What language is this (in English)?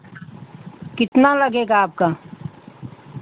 Hindi